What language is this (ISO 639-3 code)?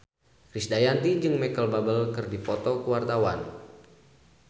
sun